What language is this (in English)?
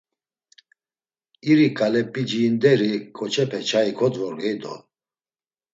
Laz